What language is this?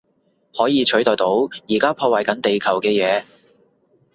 Cantonese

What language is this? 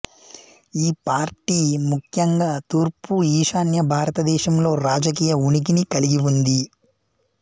Telugu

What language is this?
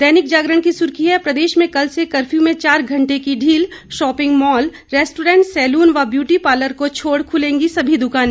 Hindi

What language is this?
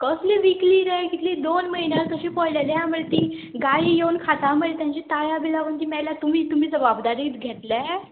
Konkani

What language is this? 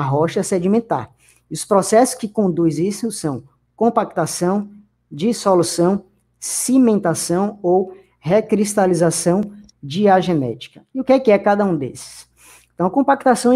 Portuguese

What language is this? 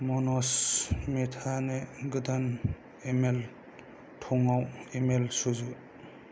Bodo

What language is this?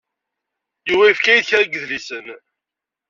Kabyle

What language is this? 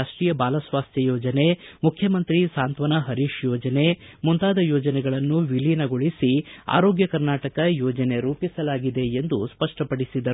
Kannada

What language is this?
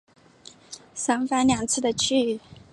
Chinese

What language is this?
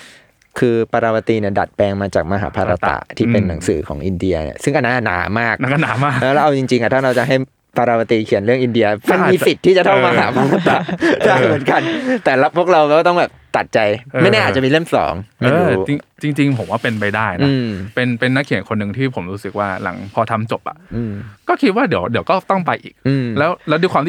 Thai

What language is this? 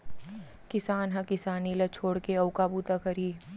Chhattisgarhi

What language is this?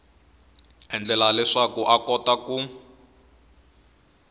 Tsonga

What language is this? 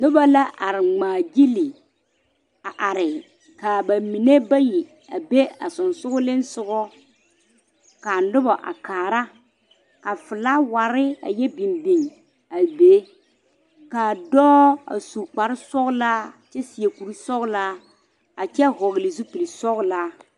Southern Dagaare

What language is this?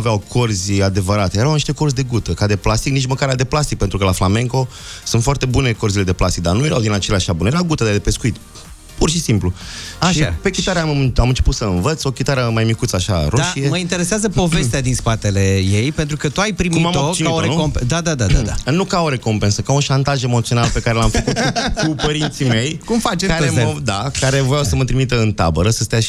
Romanian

